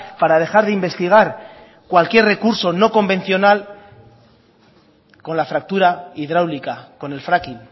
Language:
Spanish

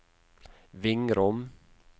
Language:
Norwegian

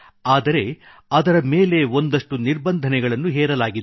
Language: Kannada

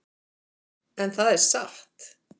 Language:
Icelandic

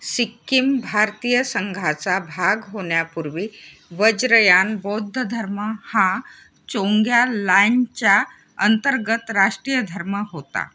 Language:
Marathi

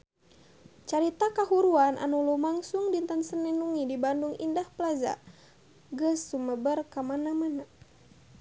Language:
Sundanese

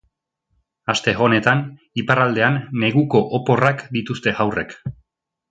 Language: Basque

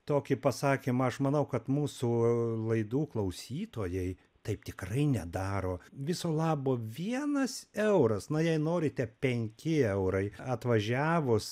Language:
Lithuanian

